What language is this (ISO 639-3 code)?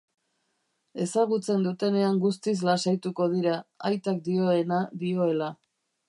eus